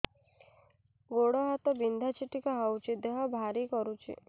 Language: Odia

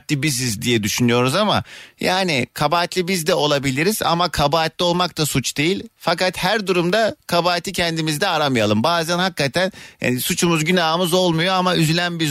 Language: Turkish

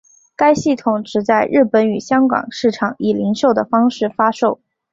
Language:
Chinese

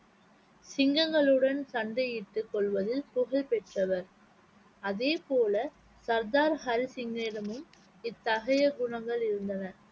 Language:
Tamil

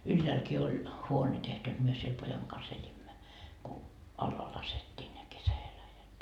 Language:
Finnish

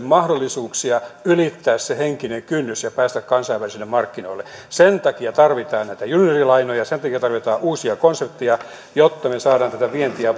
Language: Finnish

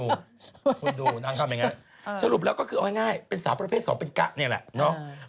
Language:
Thai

